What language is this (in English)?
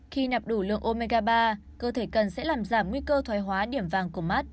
Vietnamese